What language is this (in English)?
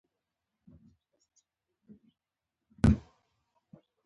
Pashto